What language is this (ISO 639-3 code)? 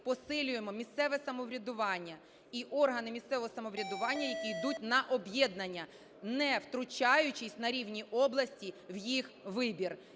ukr